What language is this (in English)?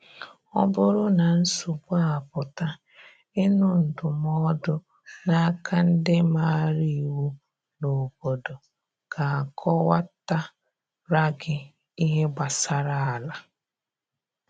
Igbo